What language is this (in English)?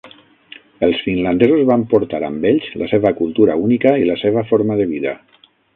Catalan